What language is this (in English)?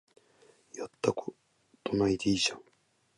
Japanese